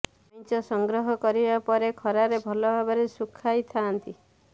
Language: Odia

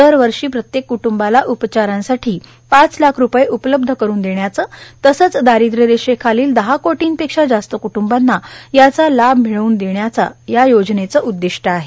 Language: Marathi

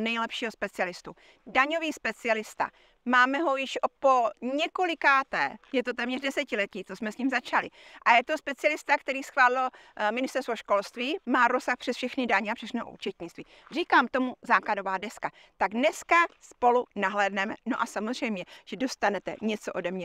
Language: Czech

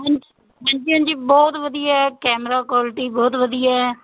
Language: Punjabi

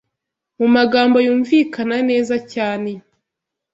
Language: Kinyarwanda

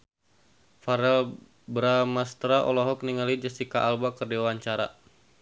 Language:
Sundanese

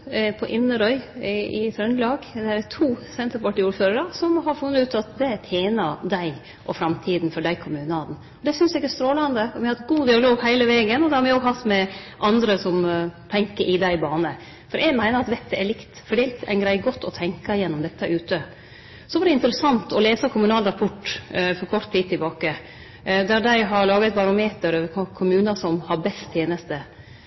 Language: Norwegian Nynorsk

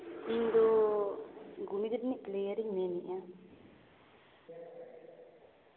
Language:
Santali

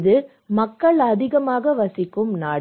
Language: Tamil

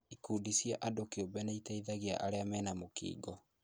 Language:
Kikuyu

